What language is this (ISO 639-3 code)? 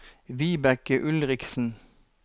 nor